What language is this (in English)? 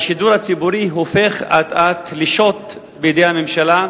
Hebrew